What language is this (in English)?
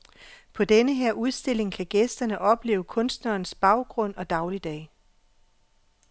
Danish